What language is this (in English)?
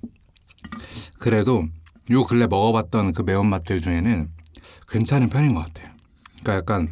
Korean